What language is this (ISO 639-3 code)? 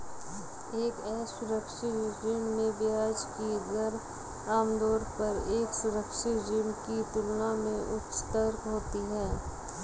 hin